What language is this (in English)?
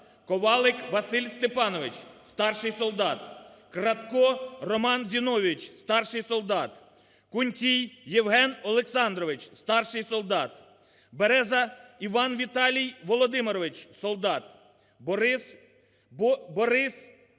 Ukrainian